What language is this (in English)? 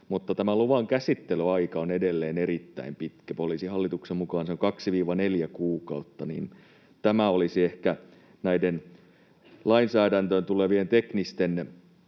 Finnish